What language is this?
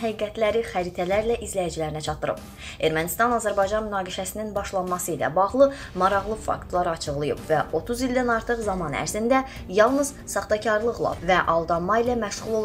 Russian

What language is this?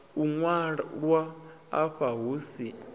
Venda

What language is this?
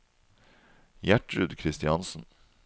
Norwegian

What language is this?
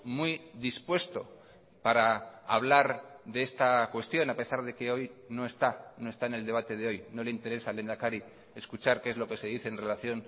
Spanish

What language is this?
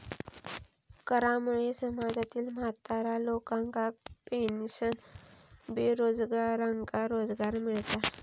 Marathi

